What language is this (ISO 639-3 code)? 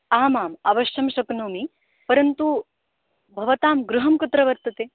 san